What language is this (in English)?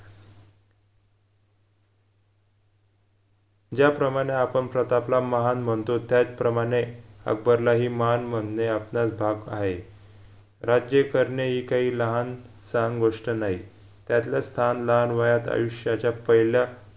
Marathi